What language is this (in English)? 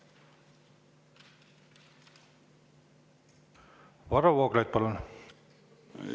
Estonian